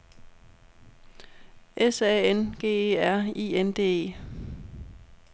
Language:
Danish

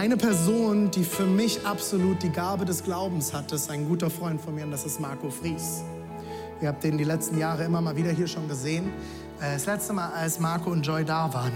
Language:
German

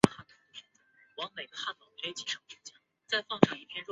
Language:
Chinese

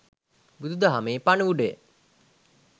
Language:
Sinhala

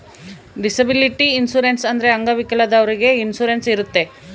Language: Kannada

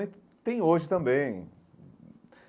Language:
Portuguese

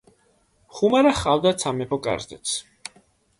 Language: Georgian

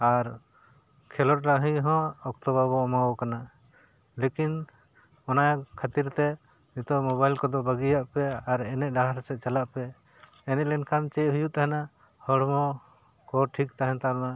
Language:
Santali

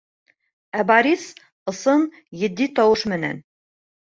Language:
Bashkir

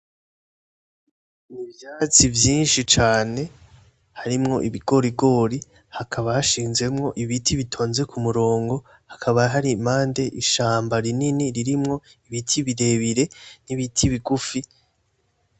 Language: Rundi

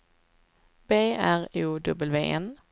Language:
Swedish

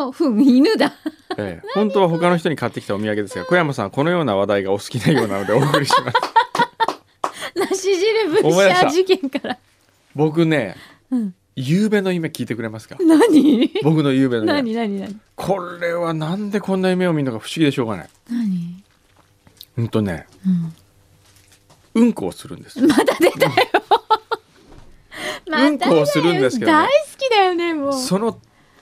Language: Japanese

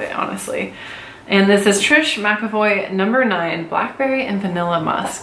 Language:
English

